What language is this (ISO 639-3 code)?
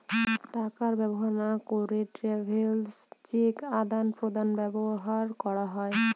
ben